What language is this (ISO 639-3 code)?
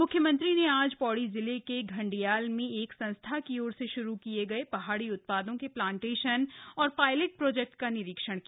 hin